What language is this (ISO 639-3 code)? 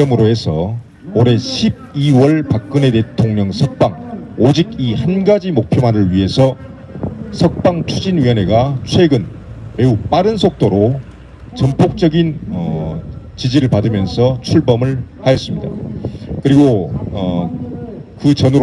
kor